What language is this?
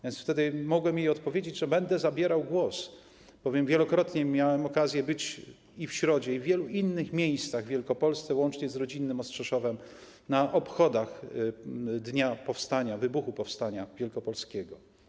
Polish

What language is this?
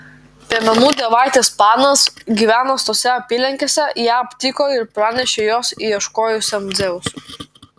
Lithuanian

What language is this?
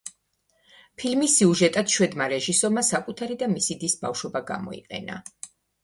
Georgian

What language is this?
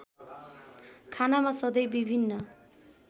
Nepali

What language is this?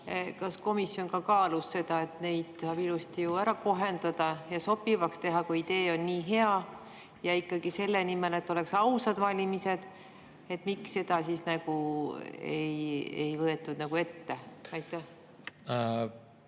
Estonian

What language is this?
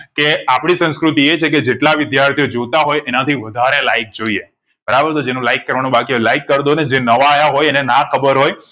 Gujarati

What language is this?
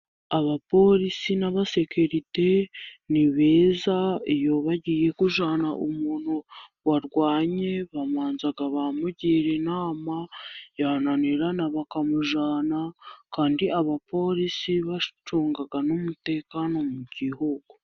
Kinyarwanda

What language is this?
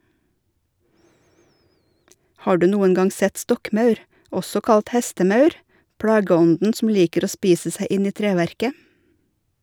Norwegian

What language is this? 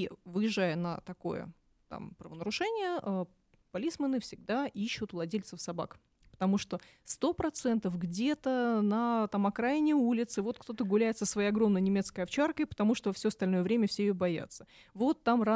Russian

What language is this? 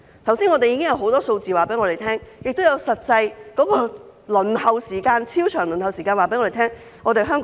Cantonese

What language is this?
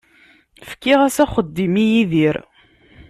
Kabyle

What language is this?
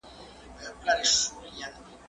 Pashto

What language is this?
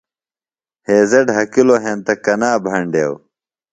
Phalura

